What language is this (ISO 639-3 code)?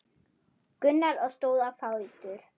isl